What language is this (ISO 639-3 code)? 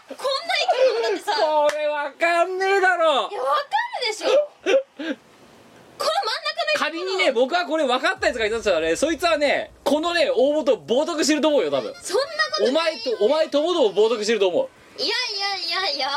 jpn